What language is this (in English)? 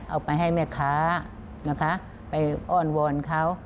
Thai